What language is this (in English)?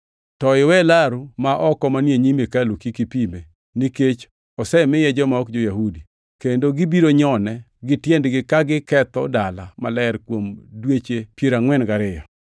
Luo (Kenya and Tanzania)